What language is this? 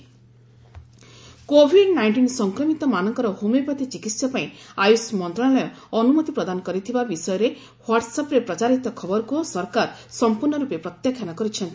Odia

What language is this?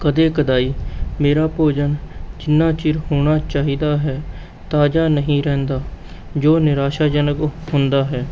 Punjabi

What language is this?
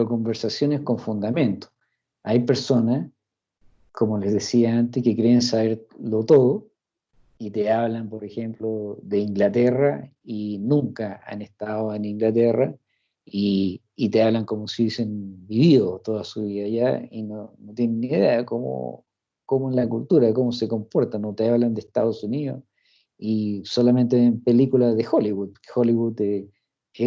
Spanish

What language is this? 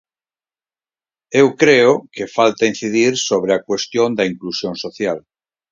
Galician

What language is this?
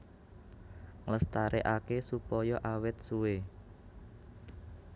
Javanese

